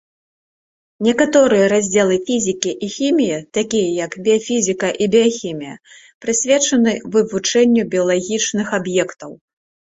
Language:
Belarusian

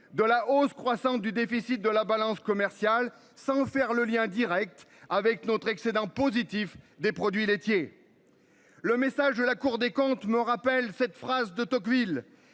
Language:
French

